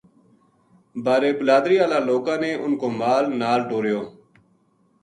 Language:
Gujari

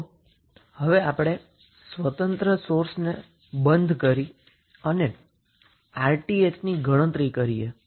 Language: Gujarati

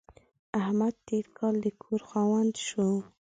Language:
Pashto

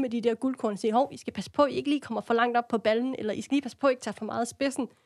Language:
Danish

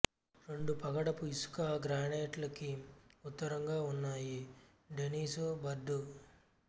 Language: Telugu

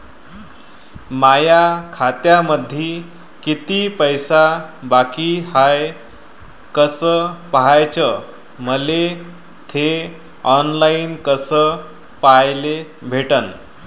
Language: Marathi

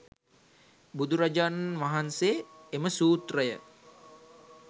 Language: Sinhala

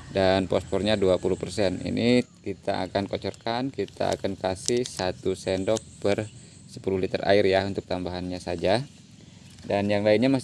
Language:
Indonesian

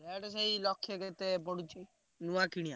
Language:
Odia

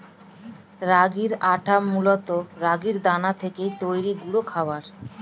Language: Bangla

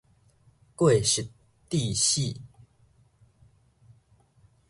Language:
Min Nan Chinese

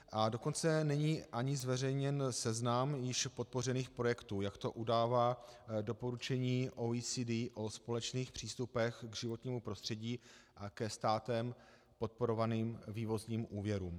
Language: Czech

